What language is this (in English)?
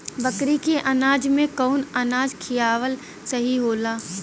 Bhojpuri